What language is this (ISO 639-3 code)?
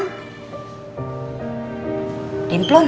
ind